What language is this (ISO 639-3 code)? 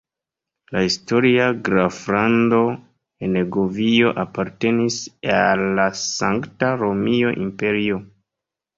epo